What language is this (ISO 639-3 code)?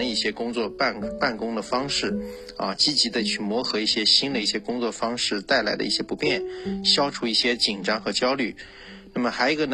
zho